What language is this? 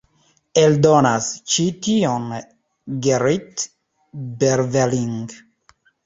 Esperanto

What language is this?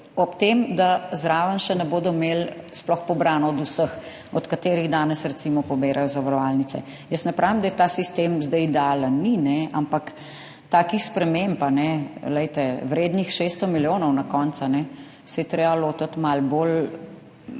Slovenian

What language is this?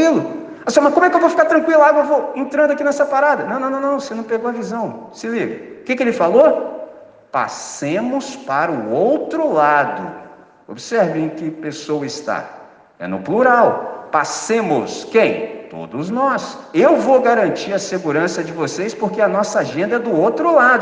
Portuguese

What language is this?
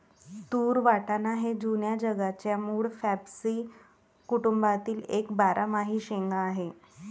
Marathi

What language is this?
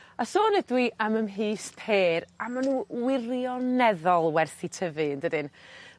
Welsh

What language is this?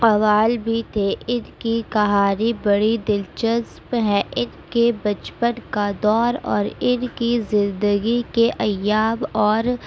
Urdu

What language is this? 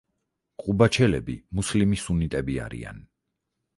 Georgian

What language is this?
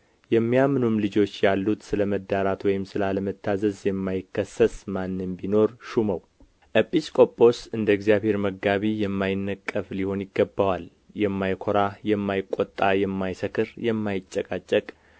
Amharic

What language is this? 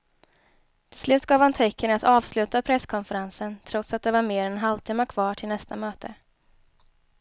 Swedish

